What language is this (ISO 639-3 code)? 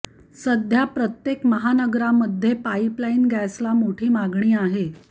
mar